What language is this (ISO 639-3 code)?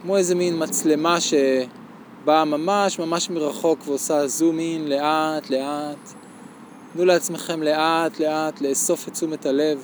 heb